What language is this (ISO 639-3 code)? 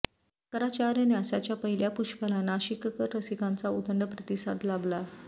mar